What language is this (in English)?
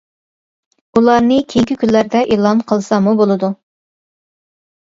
Uyghur